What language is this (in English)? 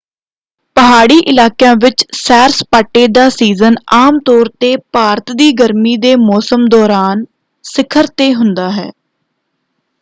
Punjabi